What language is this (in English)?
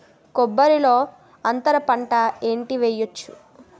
Telugu